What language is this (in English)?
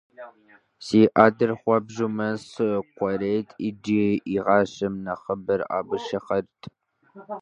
Kabardian